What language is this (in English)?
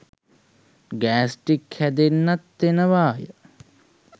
Sinhala